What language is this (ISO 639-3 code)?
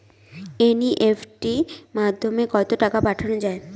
ben